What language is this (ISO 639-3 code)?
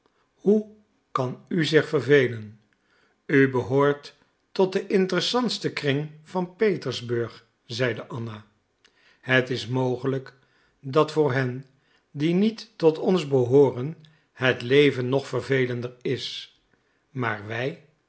nld